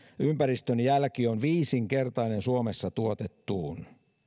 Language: Finnish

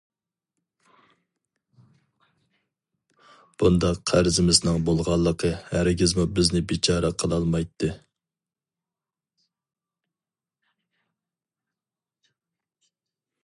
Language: Uyghur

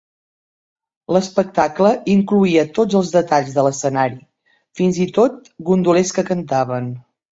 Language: Catalan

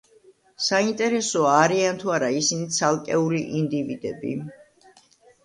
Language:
Georgian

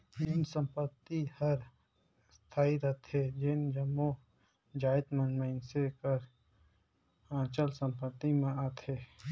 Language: Chhattisgarhi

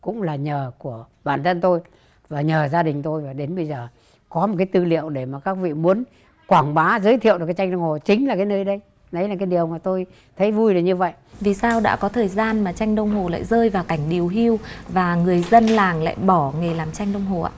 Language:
Vietnamese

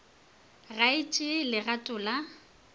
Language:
Northern Sotho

